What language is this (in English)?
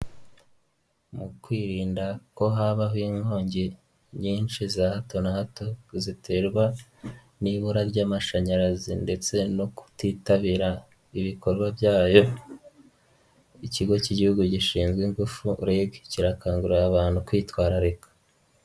Kinyarwanda